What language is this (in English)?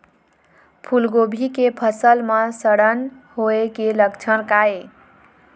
Chhattisgarhi